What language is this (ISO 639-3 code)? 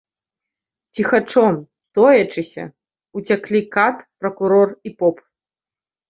bel